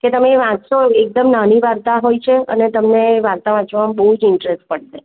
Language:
Gujarati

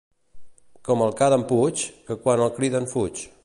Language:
Catalan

